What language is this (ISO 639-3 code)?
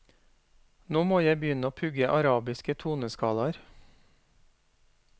nor